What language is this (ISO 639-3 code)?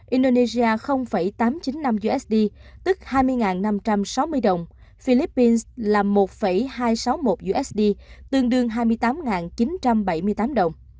vie